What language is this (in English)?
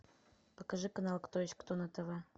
Russian